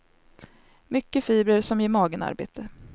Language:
Swedish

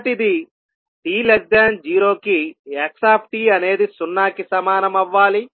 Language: Telugu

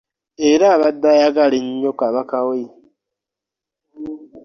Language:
Ganda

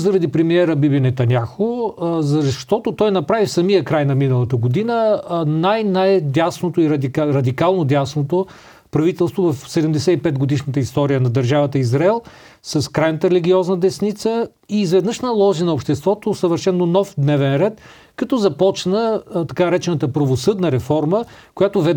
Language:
Bulgarian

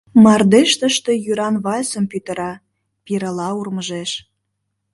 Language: Mari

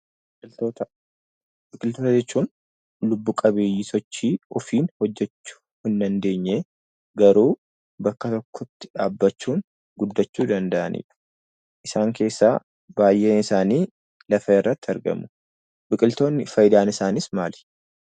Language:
Oromo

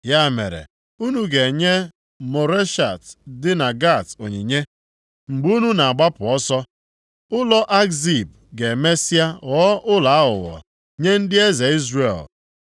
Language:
Igbo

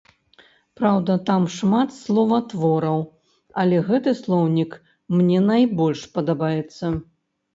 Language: Belarusian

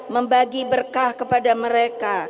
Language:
Indonesian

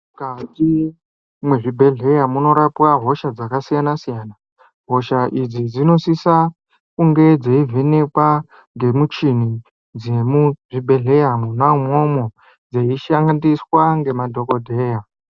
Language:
Ndau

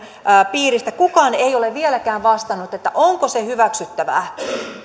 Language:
Finnish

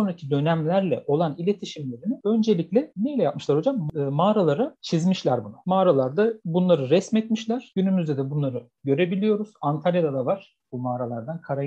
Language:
Turkish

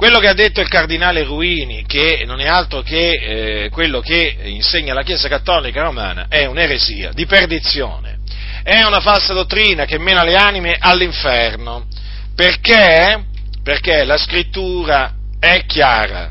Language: Italian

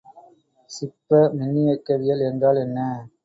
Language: Tamil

